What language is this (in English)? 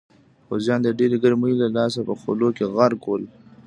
Pashto